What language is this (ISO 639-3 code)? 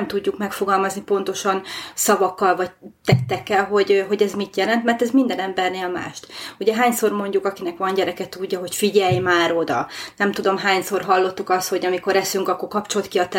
hun